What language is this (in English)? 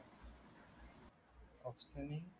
Marathi